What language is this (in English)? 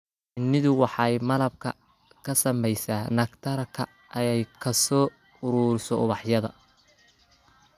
Somali